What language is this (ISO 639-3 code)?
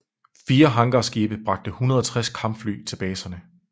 dan